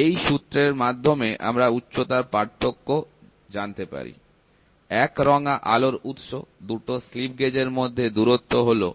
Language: Bangla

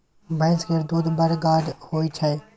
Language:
Maithili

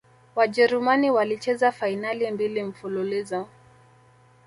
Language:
Swahili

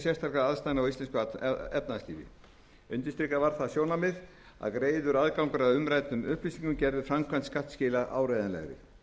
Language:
Icelandic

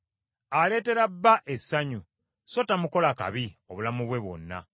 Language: Ganda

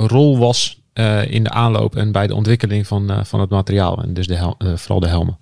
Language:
Dutch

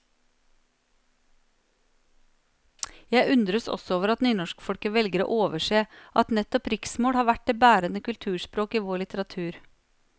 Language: Norwegian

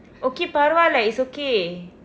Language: English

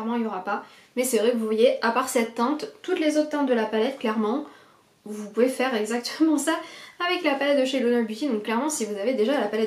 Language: French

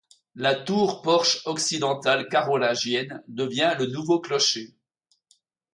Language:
French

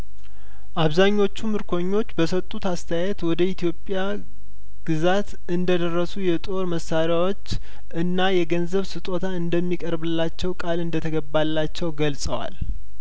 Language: Amharic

